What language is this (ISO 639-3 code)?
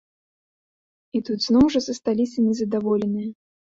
bel